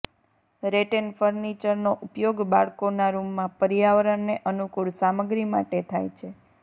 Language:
Gujarati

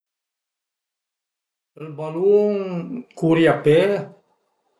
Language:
Piedmontese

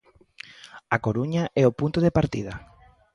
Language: Galician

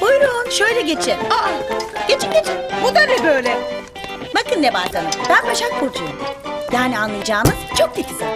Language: Turkish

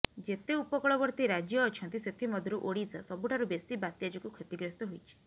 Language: Odia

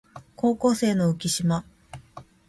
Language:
Japanese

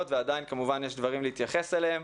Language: Hebrew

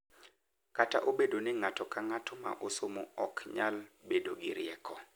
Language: Luo (Kenya and Tanzania)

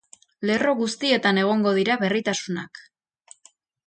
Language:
Basque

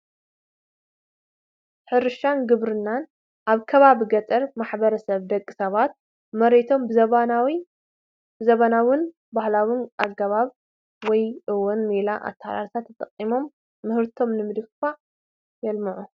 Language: Tigrinya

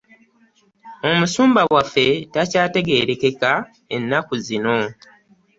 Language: Ganda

